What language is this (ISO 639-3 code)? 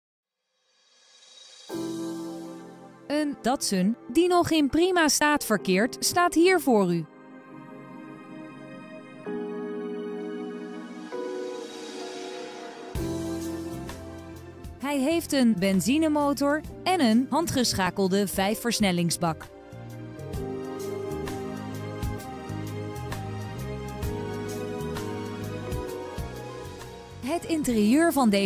nld